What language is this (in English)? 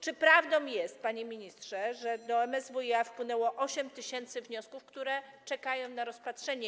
Polish